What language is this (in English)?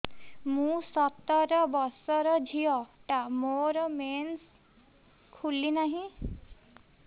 Odia